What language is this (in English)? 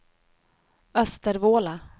Swedish